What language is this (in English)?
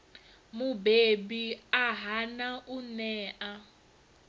Venda